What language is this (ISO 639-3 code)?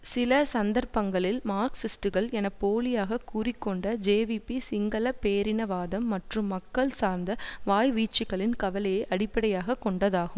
tam